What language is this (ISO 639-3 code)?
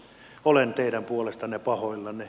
fin